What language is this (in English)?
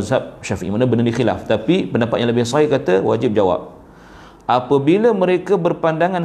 Malay